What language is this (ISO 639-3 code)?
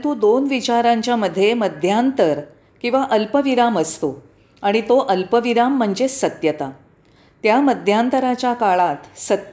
mar